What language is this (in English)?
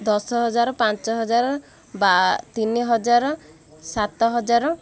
Odia